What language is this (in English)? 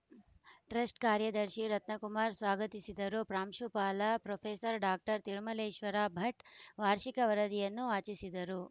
Kannada